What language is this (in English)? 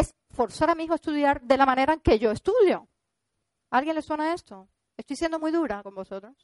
Spanish